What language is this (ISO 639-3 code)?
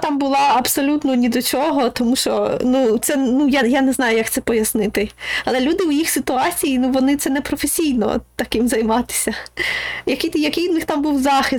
ukr